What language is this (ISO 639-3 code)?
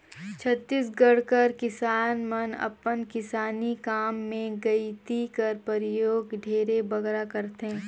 hne